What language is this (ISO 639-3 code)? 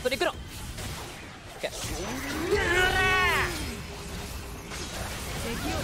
jpn